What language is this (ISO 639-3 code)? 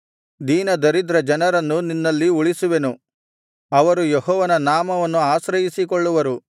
kan